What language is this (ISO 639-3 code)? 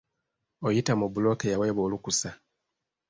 lug